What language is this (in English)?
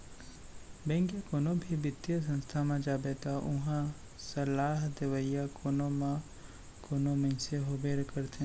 Chhattisgarhi